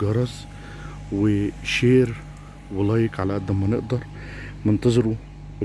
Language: Arabic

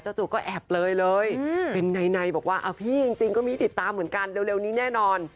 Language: Thai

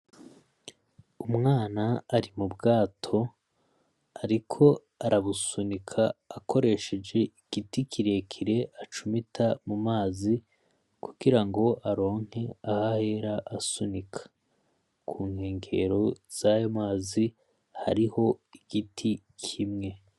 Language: Rundi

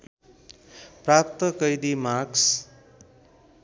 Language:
Nepali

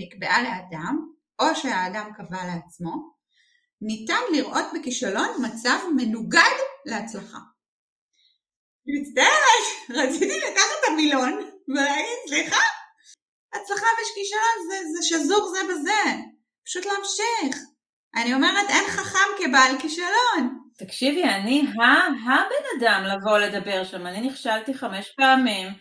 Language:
Hebrew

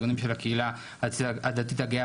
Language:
Hebrew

